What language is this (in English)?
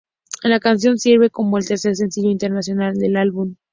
Spanish